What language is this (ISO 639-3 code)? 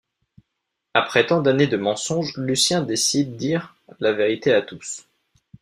fra